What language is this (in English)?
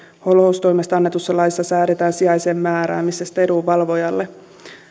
Finnish